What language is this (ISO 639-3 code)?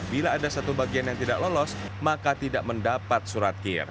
ind